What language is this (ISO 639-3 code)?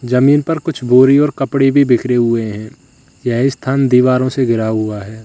hin